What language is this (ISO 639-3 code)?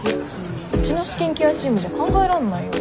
jpn